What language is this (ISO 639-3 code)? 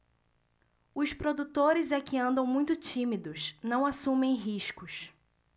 por